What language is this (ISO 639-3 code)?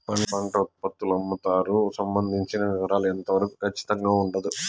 tel